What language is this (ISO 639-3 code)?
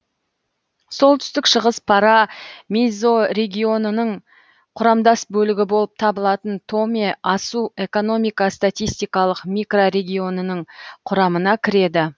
kaz